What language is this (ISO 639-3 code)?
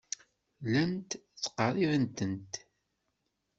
kab